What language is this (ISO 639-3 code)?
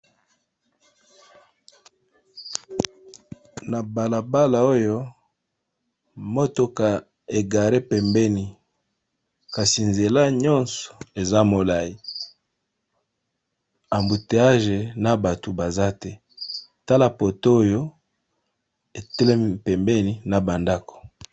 lin